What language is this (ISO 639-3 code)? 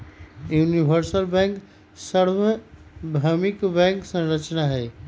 mag